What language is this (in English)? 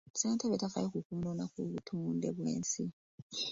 Ganda